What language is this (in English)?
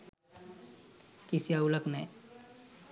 Sinhala